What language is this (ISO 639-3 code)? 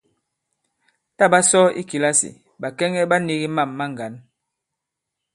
abb